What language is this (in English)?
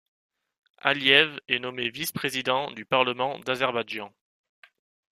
French